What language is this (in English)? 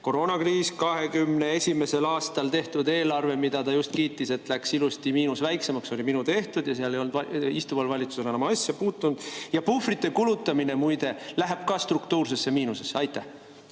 Estonian